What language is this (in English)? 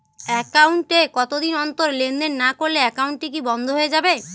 Bangla